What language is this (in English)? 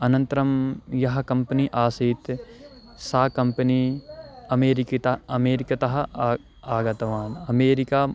Sanskrit